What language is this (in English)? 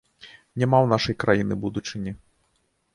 Belarusian